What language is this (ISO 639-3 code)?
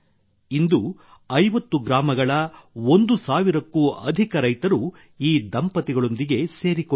kan